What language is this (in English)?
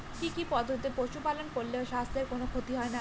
Bangla